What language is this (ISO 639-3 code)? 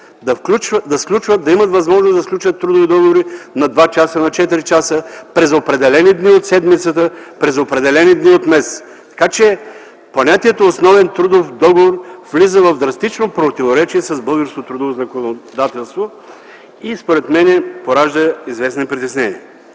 bul